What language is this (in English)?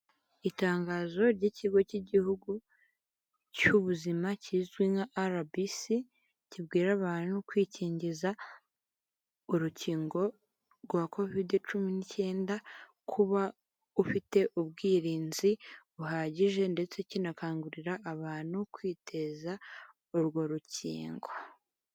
Kinyarwanda